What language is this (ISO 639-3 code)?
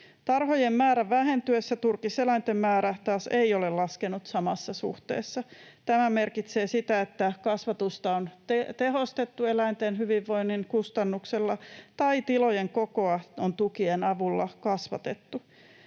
fin